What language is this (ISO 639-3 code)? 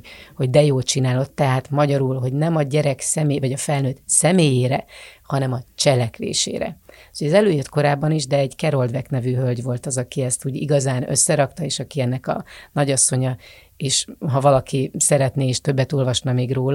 hun